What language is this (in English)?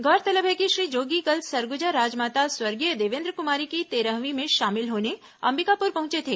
Hindi